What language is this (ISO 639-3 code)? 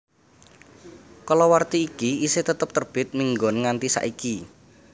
jav